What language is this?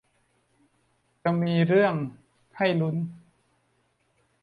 Thai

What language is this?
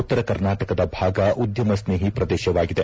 Kannada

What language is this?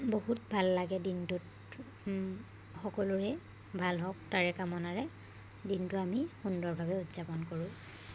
Assamese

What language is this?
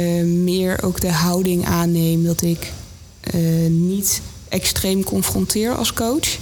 Dutch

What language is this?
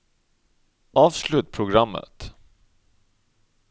Norwegian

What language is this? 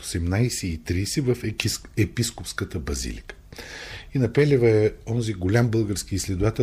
Bulgarian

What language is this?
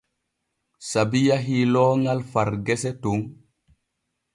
Borgu Fulfulde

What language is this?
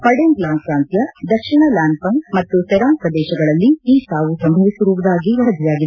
Kannada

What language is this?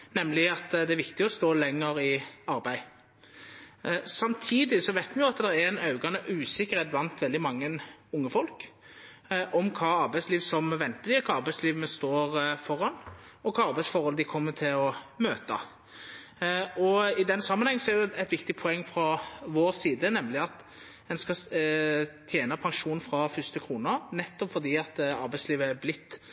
Norwegian Nynorsk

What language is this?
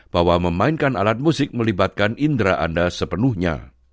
Indonesian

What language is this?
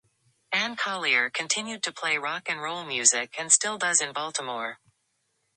English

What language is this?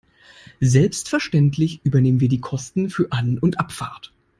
German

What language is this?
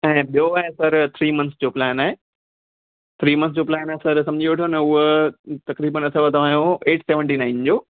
Sindhi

